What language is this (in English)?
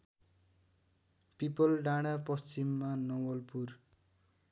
Nepali